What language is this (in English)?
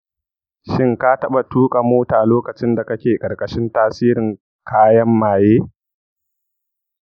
Hausa